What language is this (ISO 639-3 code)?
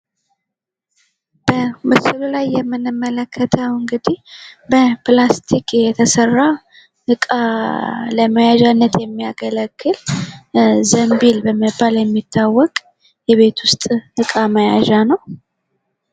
amh